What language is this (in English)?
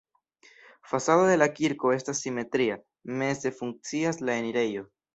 Esperanto